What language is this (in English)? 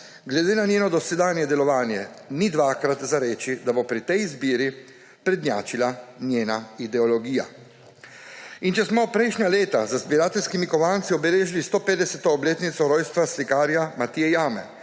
Slovenian